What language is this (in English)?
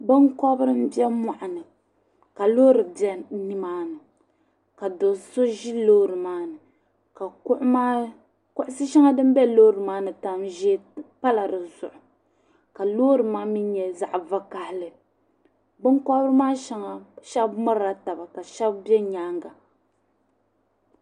Dagbani